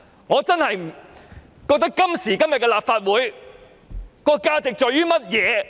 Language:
Cantonese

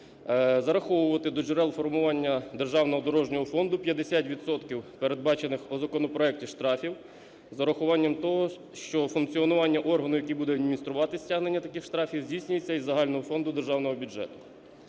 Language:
Ukrainian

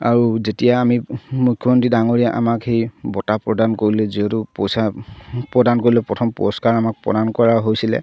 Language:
Assamese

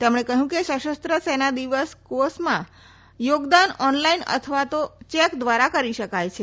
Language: Gujarati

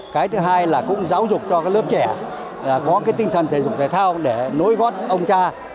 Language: Vietnamese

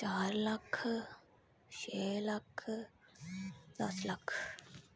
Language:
Dogri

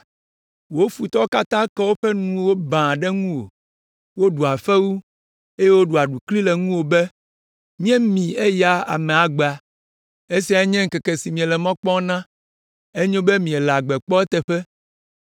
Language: Ewe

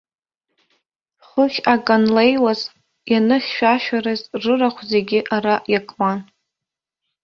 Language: Abkhazian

